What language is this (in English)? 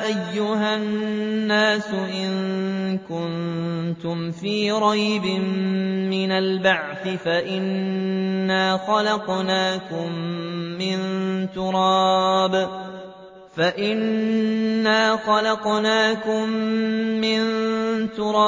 Arabic